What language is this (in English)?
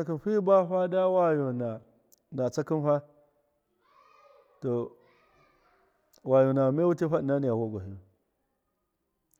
Miya